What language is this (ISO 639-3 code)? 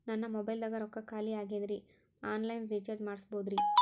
kan